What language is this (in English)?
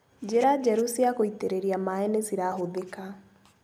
Kikuyu